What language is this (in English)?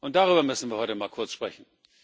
German